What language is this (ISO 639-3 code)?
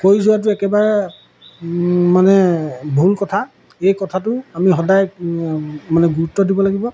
asm